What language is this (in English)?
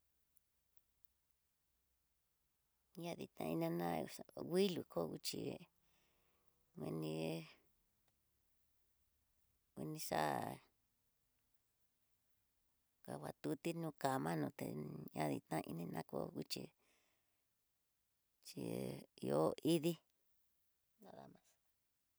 Tidaá Mixtec